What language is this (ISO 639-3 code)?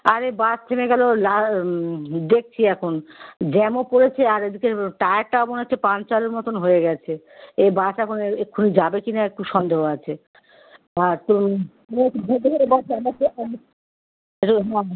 ben